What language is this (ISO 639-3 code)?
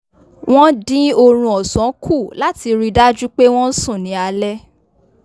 yor